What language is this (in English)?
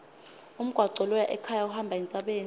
Swati